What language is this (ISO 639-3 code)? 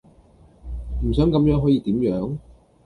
yue